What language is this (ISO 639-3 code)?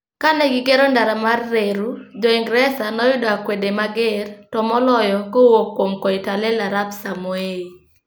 luo